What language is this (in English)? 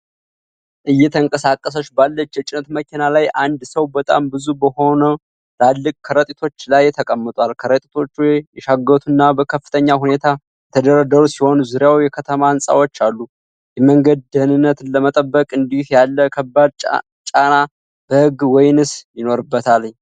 Amharic